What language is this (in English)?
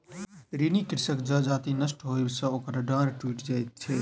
Maithili